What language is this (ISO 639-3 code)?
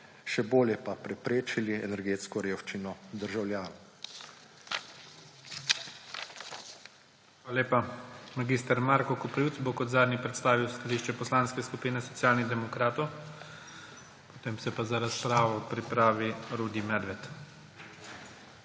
slv